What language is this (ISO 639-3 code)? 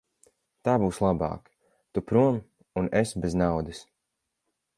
lav